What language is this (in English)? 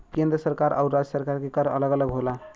Bhojpuri